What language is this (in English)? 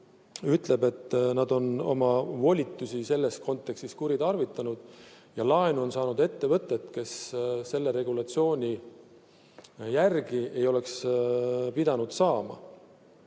Estonian